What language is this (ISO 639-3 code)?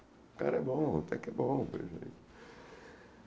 por